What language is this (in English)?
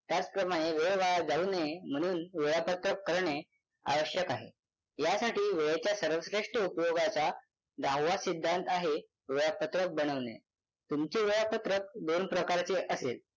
Marathi